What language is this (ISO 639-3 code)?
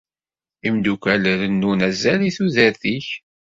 kab